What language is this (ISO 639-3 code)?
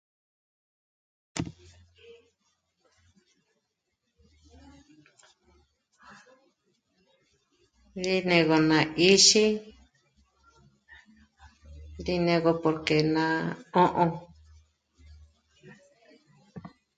mmc